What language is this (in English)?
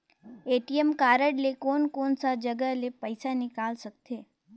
Chhattisgarhi